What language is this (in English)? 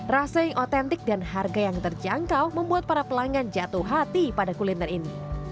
Indonesian